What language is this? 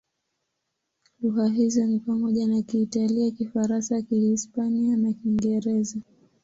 Swahili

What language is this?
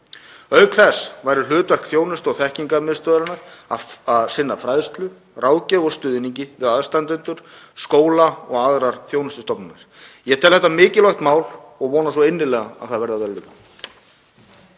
Icelandic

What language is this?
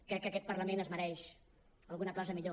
Catalan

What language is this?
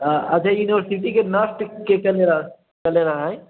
Maithili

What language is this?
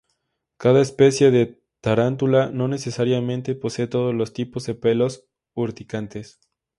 Spanish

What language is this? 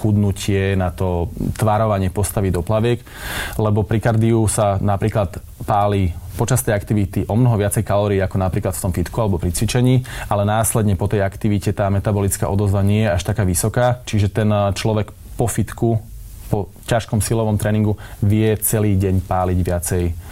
Slovak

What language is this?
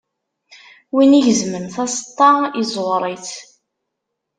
Kabyle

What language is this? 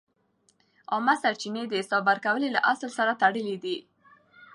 Pashto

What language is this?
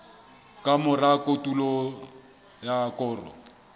Southern Sotho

